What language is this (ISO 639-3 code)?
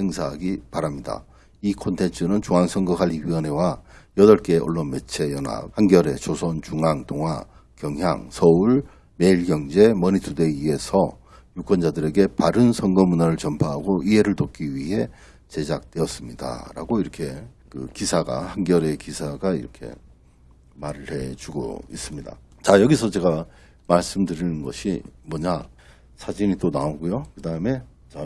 kor